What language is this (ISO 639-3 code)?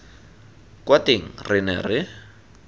tsn